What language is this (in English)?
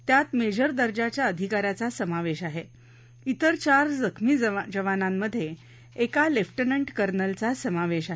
Marathi